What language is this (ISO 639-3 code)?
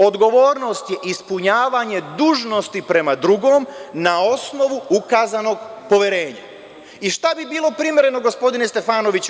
srp